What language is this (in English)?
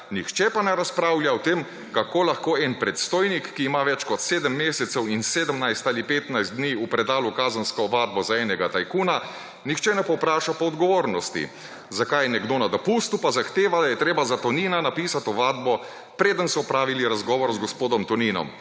Slovenian